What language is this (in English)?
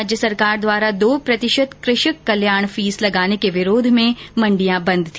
Hindi